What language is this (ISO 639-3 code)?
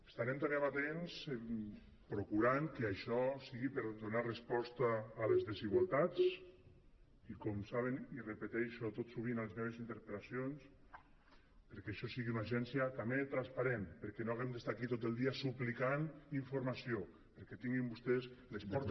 cat